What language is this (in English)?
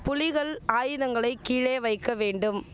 Tamil